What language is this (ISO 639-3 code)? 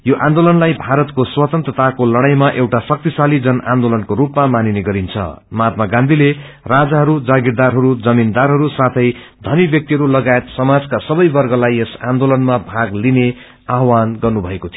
nep